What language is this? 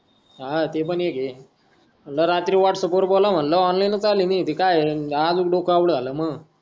Marathi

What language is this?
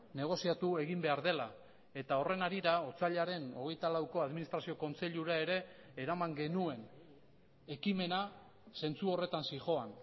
Basque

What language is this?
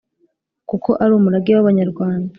Kinyarwanda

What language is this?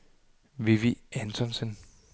Danish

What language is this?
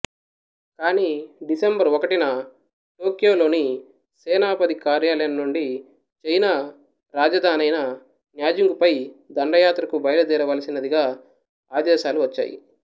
Telugu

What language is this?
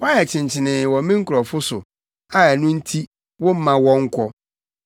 Akan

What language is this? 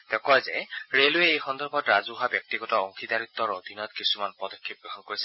Assamese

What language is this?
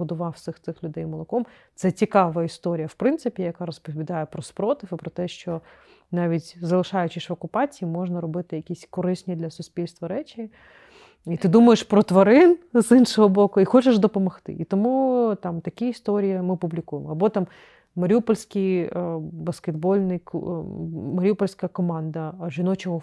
Ukrainian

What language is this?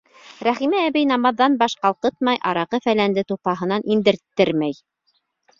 Bashkir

